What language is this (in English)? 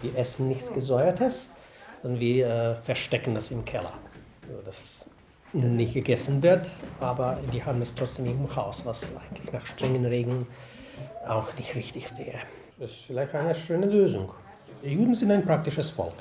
German